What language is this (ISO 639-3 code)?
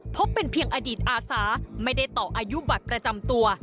tha